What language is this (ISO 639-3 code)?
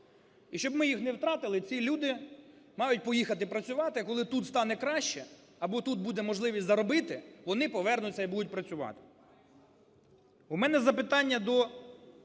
ukr